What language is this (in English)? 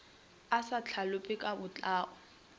Northern Sotho